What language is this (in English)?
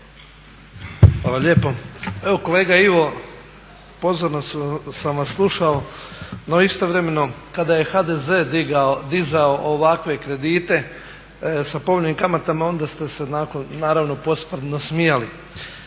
Croatian